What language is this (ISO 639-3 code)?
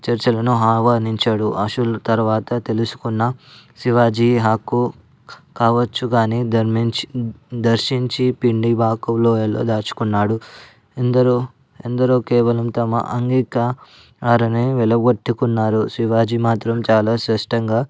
tel